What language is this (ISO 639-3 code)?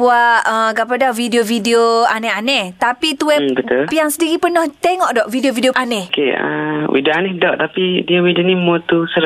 msa